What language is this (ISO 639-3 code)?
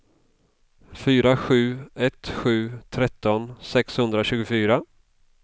swe